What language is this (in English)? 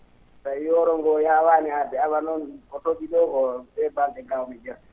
Fula